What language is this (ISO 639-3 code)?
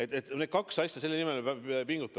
est